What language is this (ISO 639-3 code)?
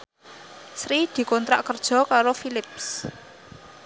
jav